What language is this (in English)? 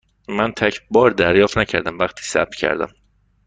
Persian